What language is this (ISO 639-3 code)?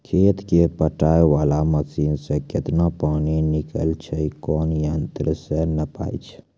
mai